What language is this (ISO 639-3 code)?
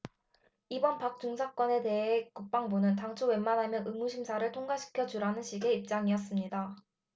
kor